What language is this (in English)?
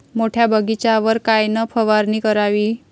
Marathi